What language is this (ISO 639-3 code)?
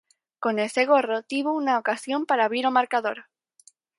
glg